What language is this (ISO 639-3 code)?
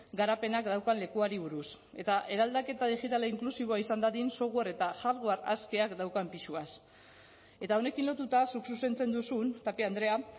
eus